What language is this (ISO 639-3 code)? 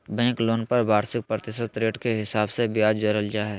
mag